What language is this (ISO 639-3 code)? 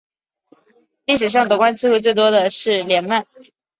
zho